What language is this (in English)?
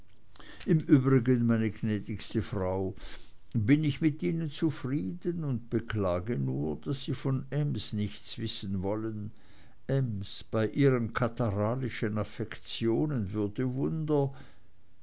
German